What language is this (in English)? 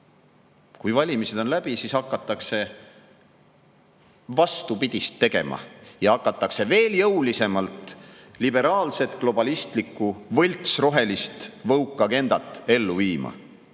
Estonian